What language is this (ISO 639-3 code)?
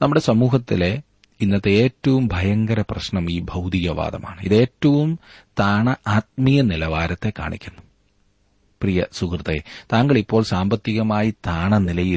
mal